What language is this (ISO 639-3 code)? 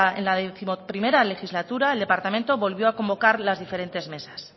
spa